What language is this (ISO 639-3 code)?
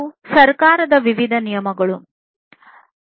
kan